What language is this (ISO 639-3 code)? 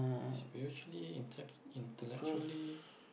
eng